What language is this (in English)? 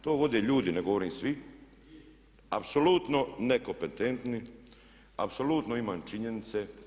Croatian